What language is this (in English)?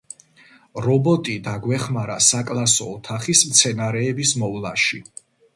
Georgian